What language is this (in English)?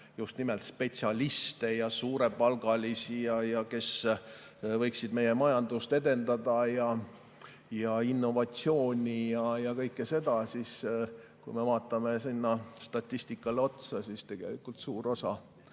Estonian